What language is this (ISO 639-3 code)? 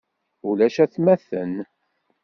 kab